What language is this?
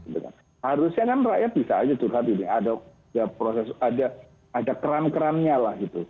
Indonesian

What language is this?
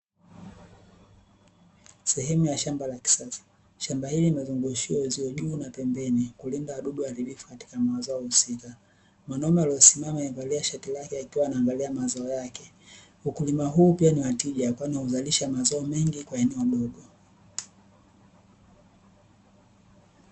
Swahili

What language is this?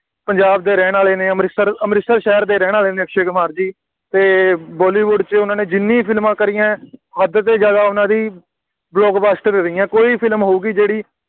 Punjabi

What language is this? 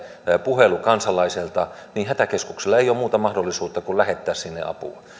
Finnish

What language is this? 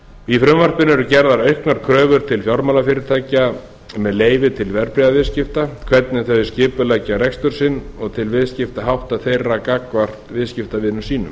Icelandic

